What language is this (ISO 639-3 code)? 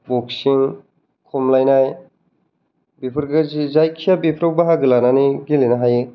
brx